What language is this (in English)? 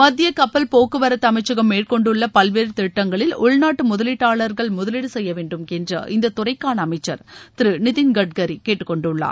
Tamil